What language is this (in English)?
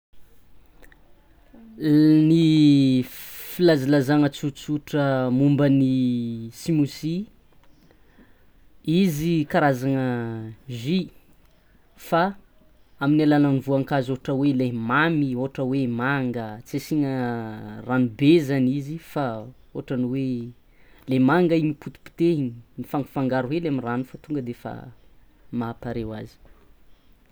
Tsimihety Malagasy